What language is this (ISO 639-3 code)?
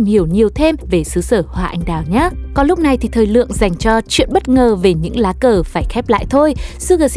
vie